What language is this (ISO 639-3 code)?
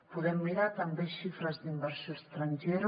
cat